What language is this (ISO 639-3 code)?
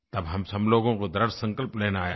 hin